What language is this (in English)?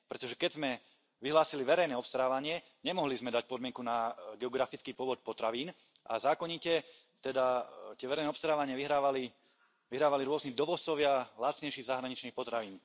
Slovak